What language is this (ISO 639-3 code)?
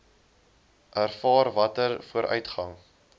afr